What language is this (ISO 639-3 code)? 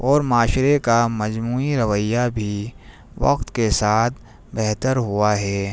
urd